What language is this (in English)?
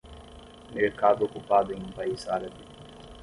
Portuguese